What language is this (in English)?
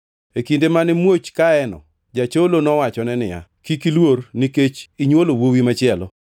Luo (Kenya and Tanzania)